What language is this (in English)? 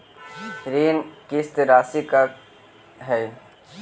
Magahi